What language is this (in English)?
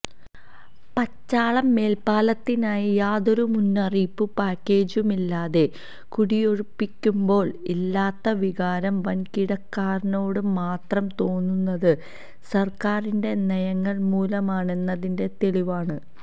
Malayalam